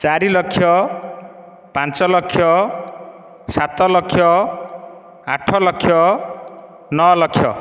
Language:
Odia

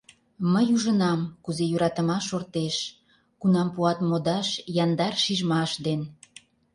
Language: Mari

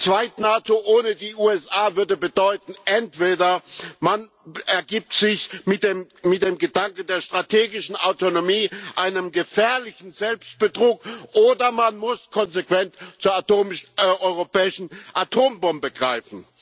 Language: German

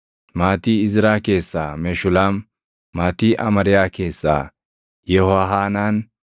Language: Oromo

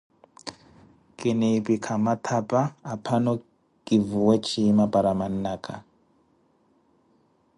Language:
Koti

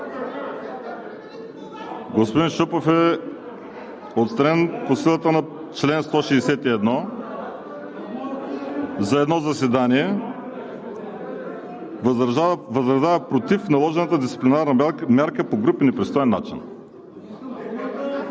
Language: Bulgarian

